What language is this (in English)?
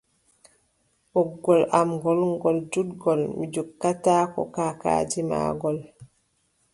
Adamawa Fulfulde